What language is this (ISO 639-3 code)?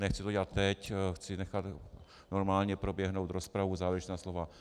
ces